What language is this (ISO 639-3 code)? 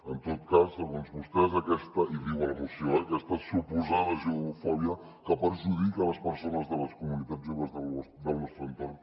cat